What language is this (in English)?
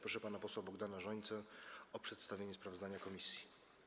Polish